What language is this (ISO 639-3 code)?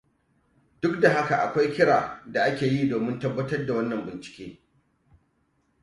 hau